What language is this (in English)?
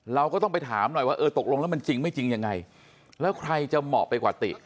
Thai